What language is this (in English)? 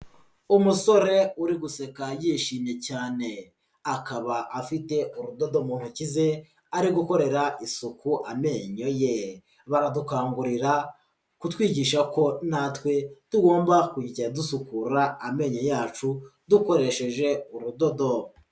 Kinyarwanda